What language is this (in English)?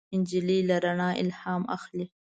Pashto